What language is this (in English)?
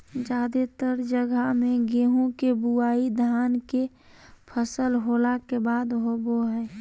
Magahi